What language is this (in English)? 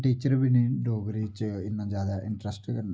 Dogri